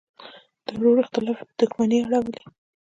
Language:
Pashto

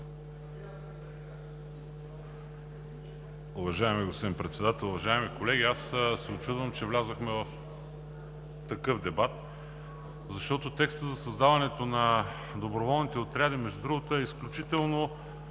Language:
Bulgarian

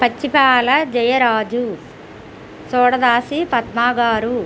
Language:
Telugu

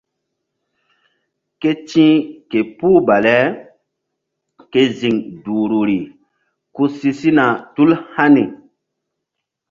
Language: Mbum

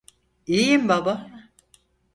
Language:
Turkish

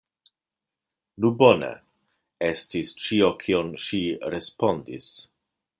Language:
Esperanto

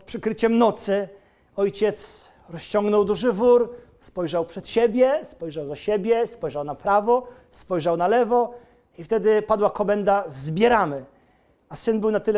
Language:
Polish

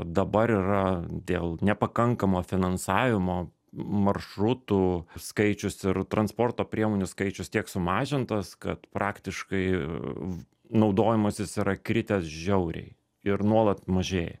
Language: Lithuanian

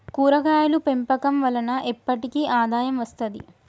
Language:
Telugu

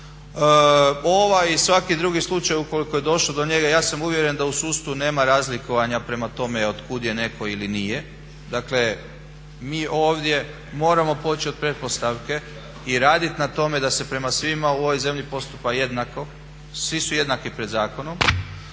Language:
Croatian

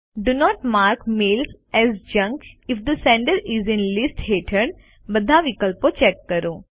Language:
Gujarati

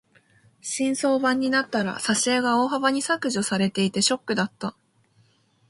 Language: Japanese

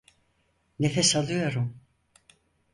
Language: Turkish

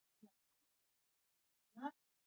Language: Swahili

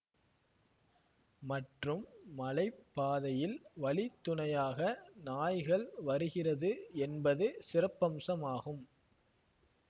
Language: Tamil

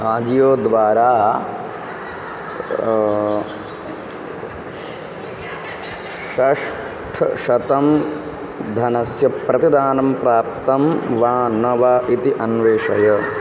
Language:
Sanskrit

